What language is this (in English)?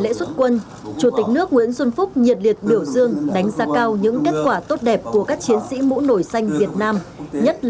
Vietnamese